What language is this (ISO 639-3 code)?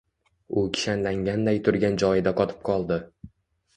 uzb